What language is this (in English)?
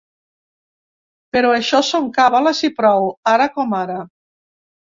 Catalan